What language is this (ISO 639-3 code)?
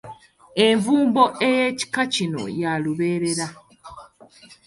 lug